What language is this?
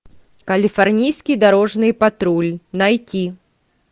Russian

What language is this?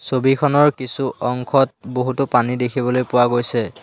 Assamese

